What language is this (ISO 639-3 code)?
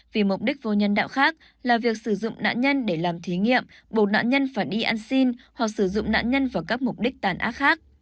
vie